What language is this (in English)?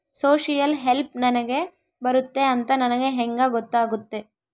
Kannada